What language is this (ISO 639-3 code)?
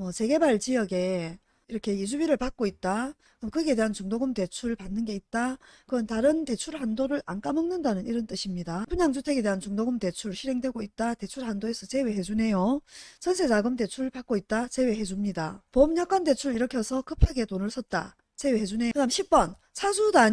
kor